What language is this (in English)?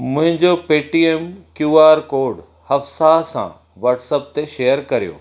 Sindhi